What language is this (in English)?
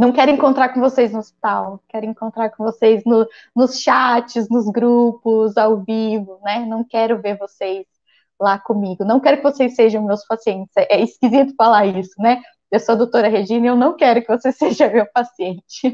Portuguese